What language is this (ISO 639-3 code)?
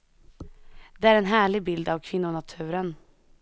swe